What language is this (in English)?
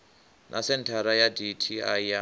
Venda